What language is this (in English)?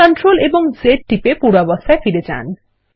Bangla